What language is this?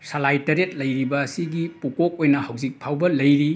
Manipuri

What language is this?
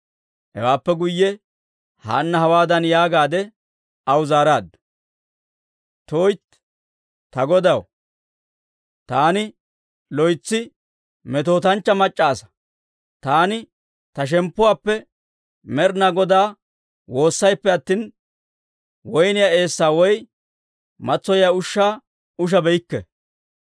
Dawro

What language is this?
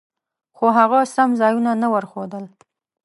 Pashto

